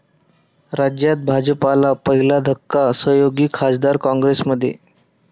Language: Marathi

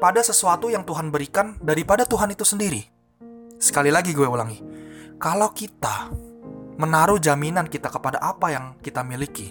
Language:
Indonesian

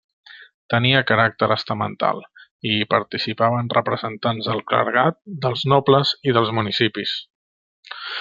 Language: Catalan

